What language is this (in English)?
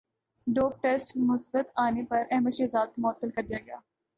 Urdu